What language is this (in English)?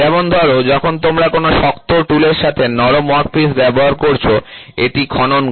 Bangla